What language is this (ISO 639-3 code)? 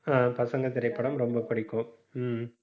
tam